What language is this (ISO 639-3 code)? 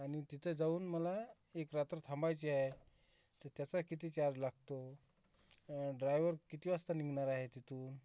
mar